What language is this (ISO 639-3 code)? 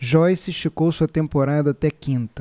por